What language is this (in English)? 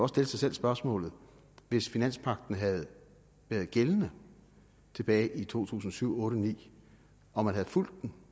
Danish